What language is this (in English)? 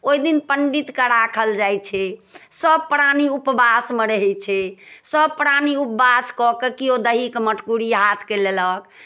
Maithili